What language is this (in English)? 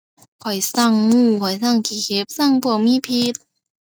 Thai